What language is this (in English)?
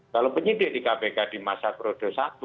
Indonesian